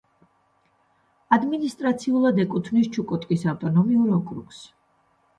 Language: Georgian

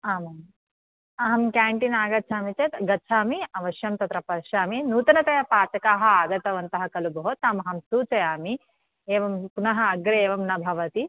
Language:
Sanskrit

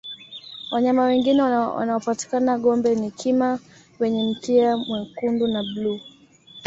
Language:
Swahili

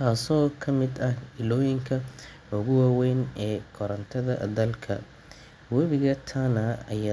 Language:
Somali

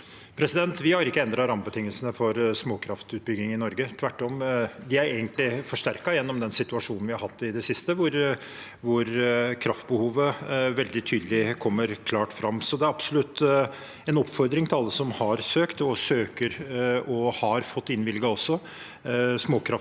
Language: Norwegian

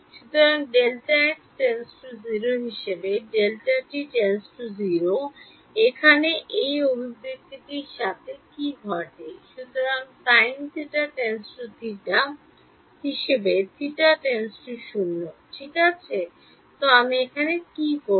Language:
Bangla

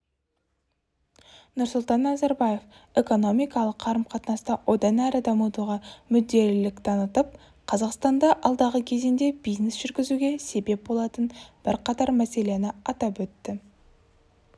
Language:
Kazakh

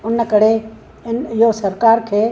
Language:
Sindhi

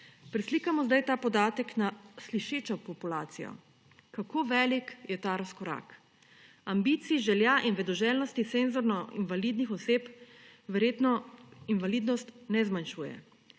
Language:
Slovenian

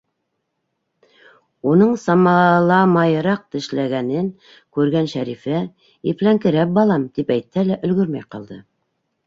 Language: Bashkir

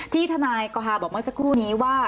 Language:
Thai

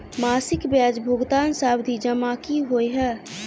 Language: Maithili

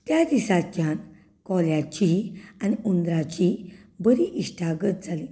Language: Konkani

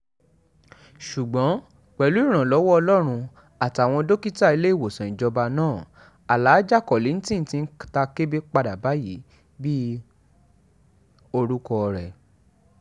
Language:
Yoruba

